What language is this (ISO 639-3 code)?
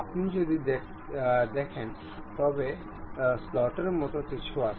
ben